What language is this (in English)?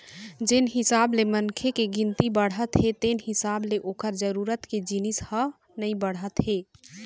Chhattisgarhi